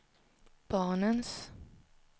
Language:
Swedish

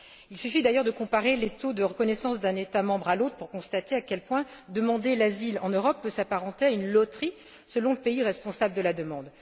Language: French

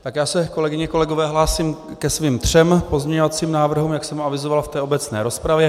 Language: Czech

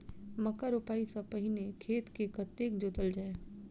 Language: Maithili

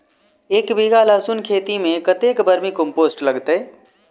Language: Maithili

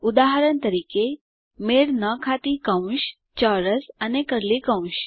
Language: Gujarati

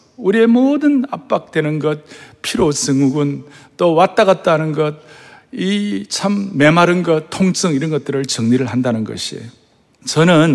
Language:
Korean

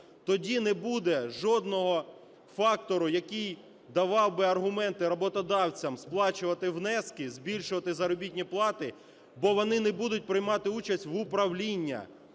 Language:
Ukrainian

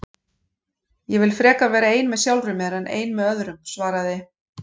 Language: Icelandic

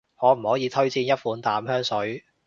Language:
Cantonese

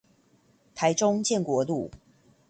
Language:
Chinese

